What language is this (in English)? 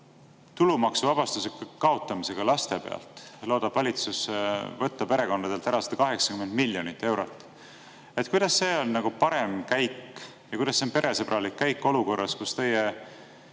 Estonian